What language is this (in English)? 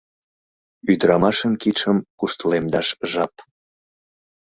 Mari